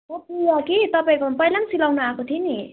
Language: Nepali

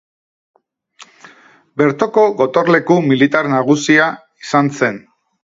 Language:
Basque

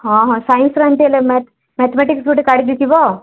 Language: Odia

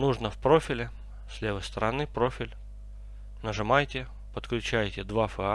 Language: Russian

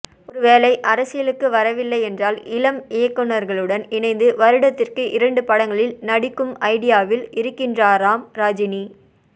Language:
Tamil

